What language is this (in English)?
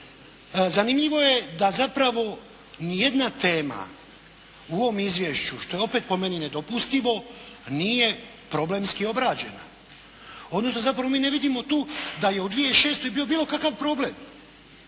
Croatian